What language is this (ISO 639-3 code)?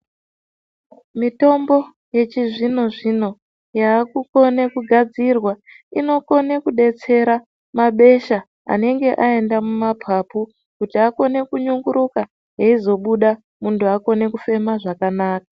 ndc